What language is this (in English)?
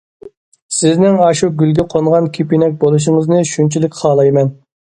Uyghur